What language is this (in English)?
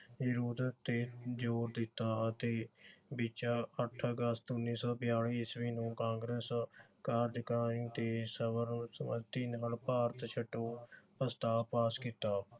Punjabi